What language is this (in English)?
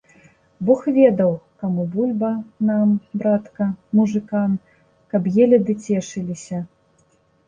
Belarusian